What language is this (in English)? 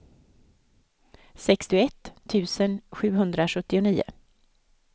Swedish